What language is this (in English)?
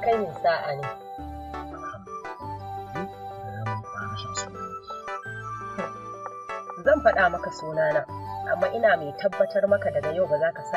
Arabic